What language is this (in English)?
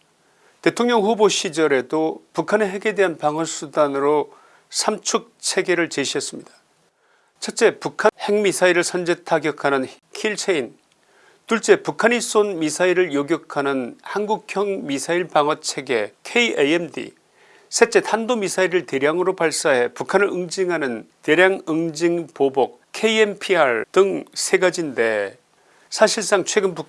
Korean